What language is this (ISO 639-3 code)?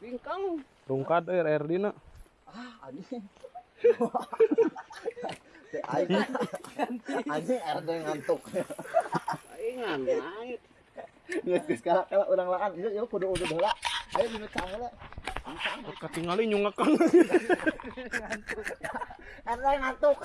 ind